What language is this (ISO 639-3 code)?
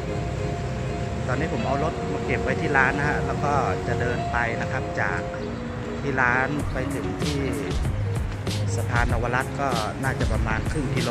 tha